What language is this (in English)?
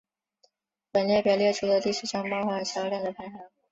Chinese